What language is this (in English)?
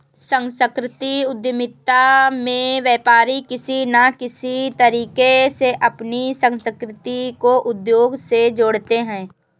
Hindi